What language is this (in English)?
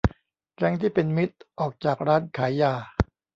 Thai